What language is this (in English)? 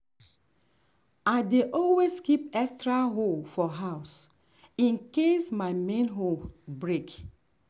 Nigerian Pidgin